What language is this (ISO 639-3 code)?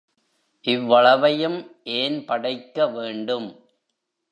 tam